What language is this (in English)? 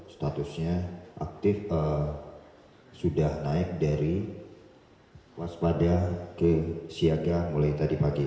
Indonesian